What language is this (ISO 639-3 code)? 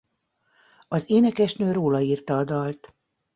hun